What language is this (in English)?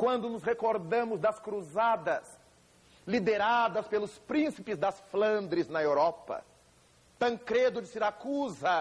Portuguese